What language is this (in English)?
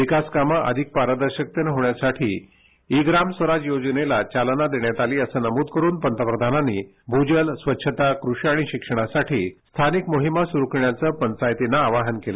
Marathi